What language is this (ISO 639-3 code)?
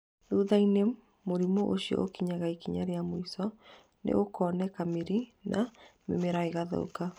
kik